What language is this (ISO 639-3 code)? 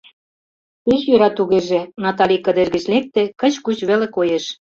chm